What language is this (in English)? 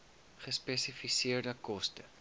Afrikaans